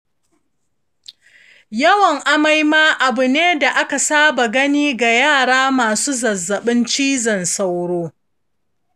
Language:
Hausa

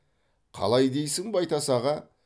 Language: Kazakh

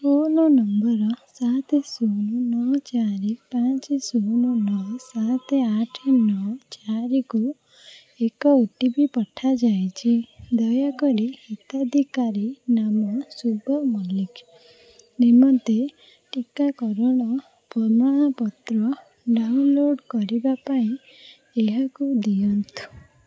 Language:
Odia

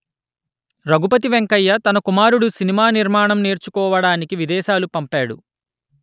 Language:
Telugu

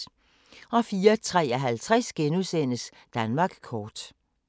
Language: Danish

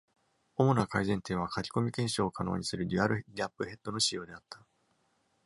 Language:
Japanese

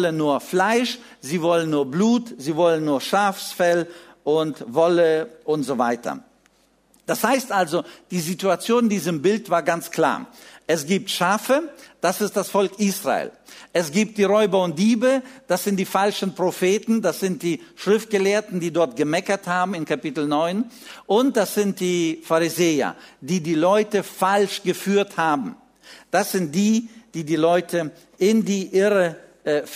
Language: German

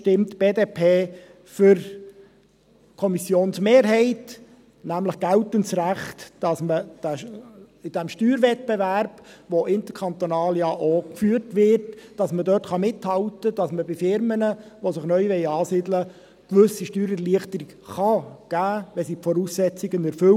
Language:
Swiss German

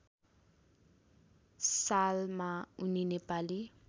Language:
Nepali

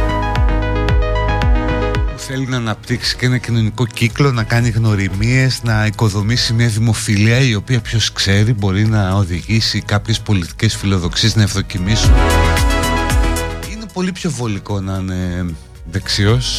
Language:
Greek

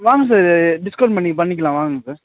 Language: Tamil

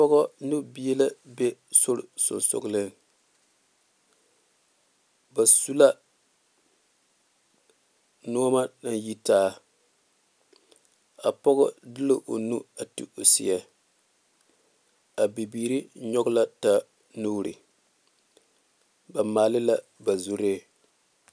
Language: Southern Dagaare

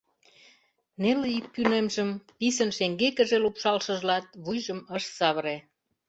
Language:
Mari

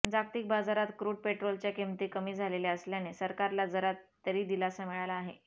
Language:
Marathi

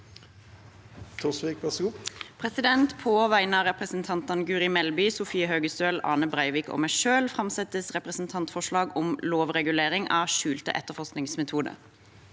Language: Norwegian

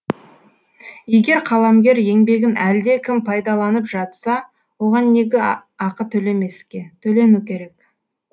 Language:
Kazakh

